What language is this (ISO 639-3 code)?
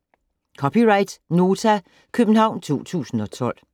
dan